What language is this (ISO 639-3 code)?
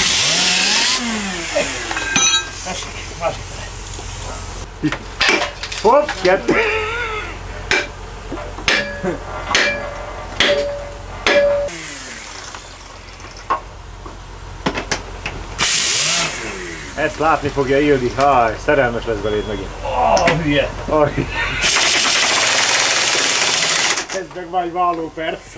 hun